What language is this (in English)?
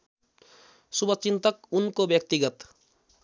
Nepali